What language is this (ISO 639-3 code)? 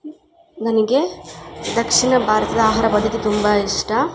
kan